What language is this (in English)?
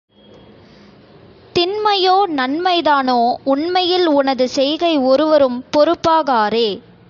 Tamil